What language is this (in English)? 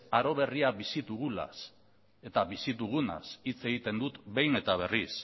Basque